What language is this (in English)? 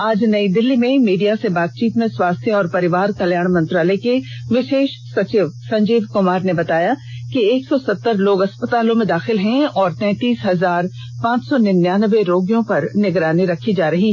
Hindi